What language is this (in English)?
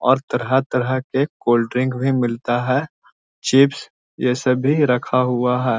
Magahi